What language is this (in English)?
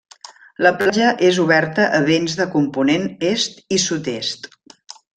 Catalan